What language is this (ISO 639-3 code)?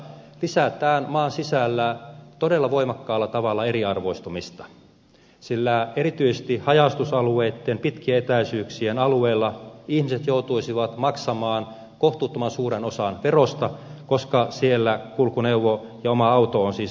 fin